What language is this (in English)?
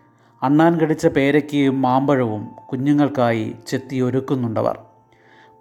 Malayalam